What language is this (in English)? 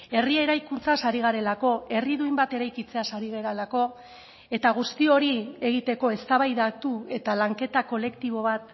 Basque